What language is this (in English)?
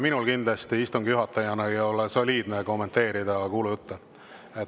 Estonian